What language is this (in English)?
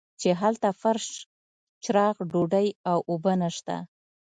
Pashto